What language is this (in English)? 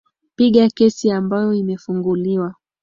Swahili